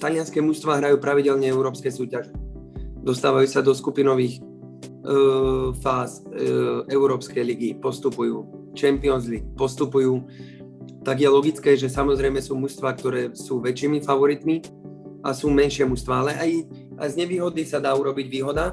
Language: Slovak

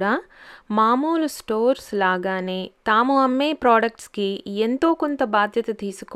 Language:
Telugu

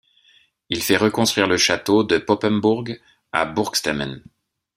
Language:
French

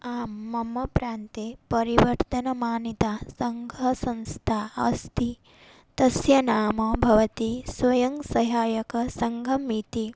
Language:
Sanskrit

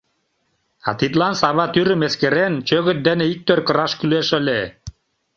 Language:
Mari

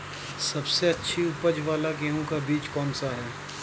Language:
Hindi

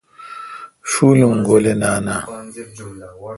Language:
Kalkoti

